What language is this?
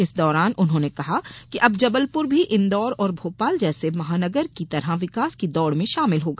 Hindi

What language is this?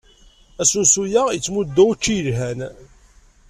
Kabyle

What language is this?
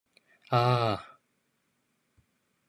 Cantonese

